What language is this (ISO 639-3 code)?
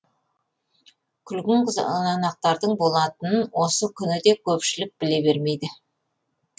kaz